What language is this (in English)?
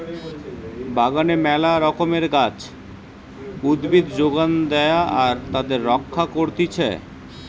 Bangla